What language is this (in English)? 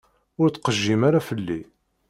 Kabyle